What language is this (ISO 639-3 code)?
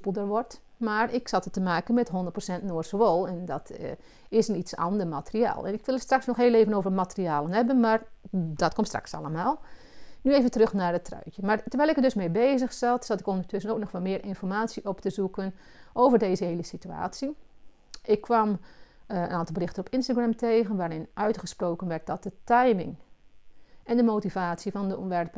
nld